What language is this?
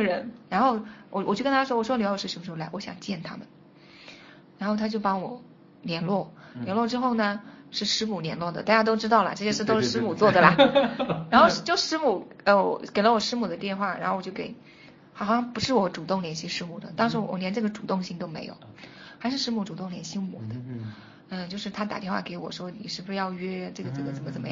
Chinese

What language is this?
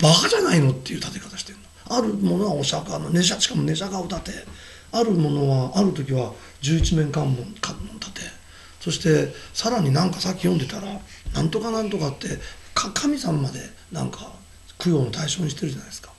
Japanese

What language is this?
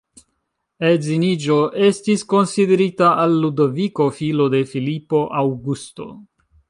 Esperanto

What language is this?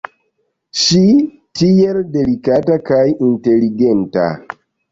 Esperanto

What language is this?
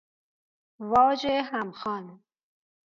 Persian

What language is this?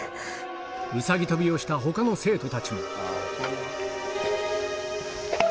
Japanese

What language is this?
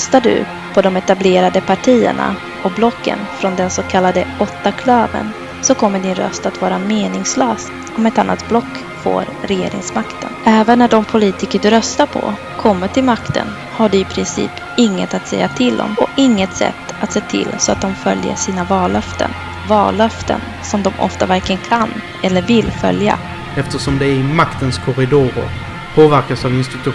Swedish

